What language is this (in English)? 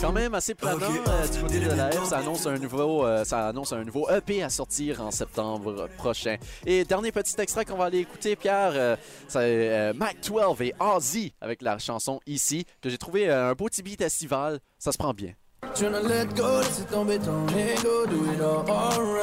French